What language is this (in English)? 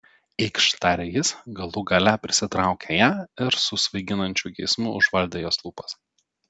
Lithuanian